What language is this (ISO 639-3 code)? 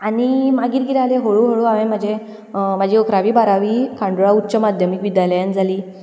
kok